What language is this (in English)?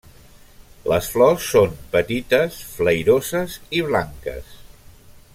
Catalan